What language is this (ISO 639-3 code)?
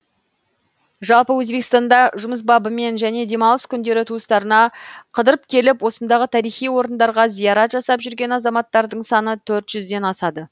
kaz